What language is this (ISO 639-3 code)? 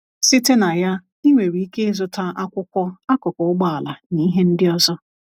ibo